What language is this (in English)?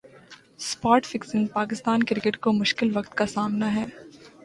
Urdu